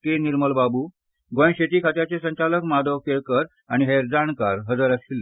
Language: Konkani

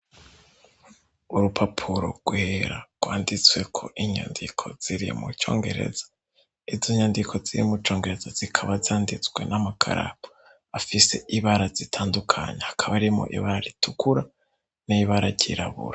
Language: Rundi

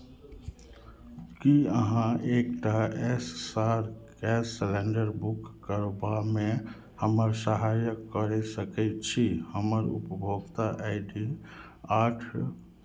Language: Maithili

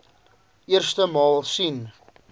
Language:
Afrikaans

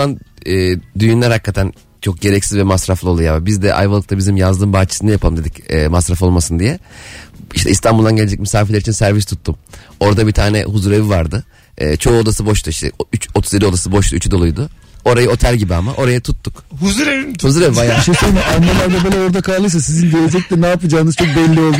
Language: Turkish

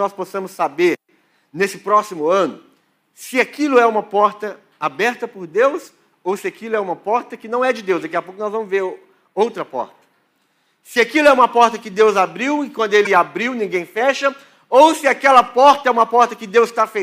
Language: Portuguese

